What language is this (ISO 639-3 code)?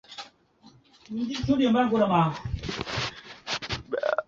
zho